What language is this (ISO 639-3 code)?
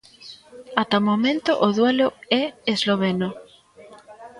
glg